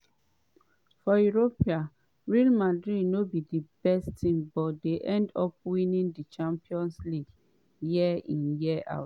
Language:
Nigerian Pidgin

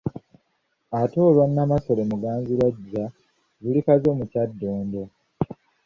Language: Ganda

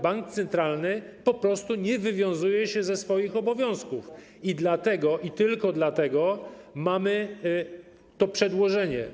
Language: Polish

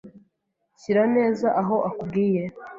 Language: Kinyarwanda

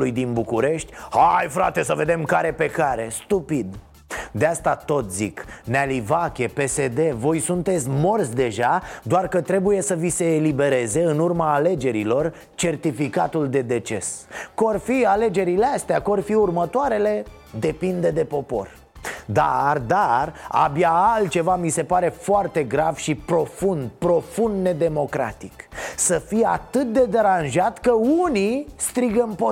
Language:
Romanian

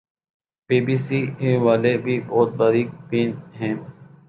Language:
Urdu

